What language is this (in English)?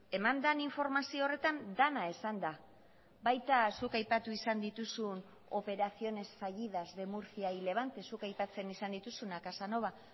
Basque